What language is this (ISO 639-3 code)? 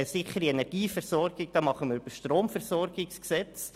gsw